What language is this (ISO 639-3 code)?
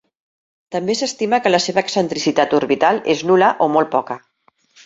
cat